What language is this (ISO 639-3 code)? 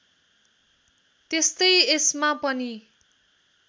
nep